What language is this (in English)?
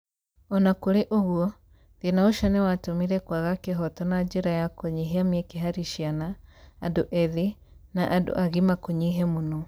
Kikuyu